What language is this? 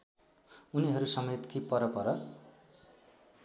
Nepali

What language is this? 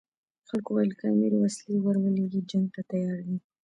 Pashto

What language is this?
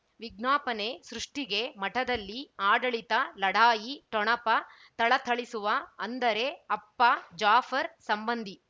Kannada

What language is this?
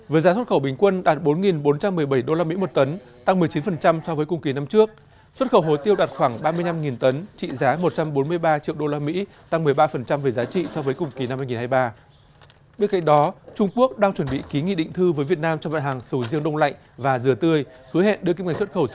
Vietnamese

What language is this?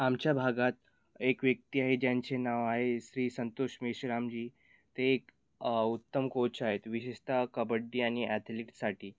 Marathi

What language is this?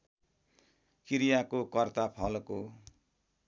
Nepali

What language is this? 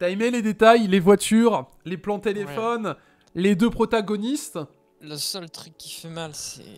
French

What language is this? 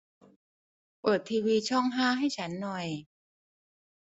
Thai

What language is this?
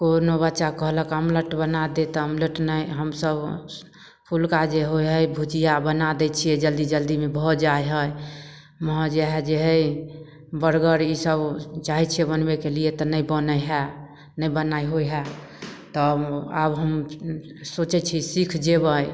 Maithili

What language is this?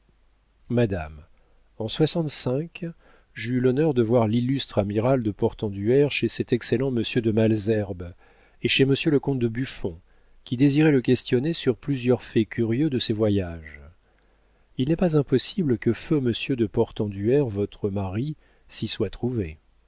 French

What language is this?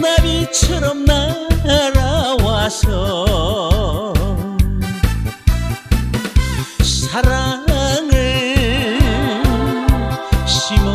Romanian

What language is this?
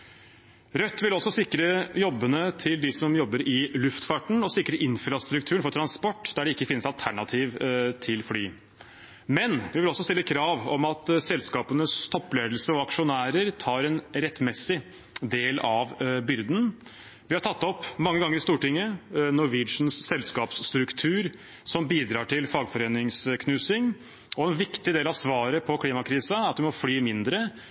Norwegian Bokmål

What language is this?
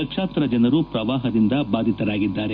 Kannada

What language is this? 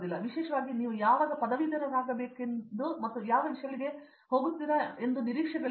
Kannada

